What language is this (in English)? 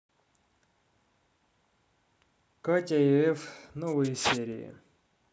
Russian